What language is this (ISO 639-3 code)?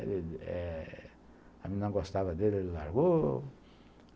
por